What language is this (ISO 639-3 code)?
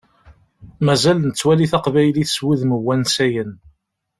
kab